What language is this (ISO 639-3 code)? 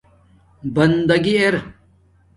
dmk